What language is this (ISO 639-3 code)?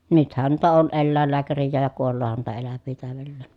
fin